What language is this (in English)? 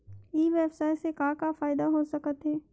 Chhattisgarhi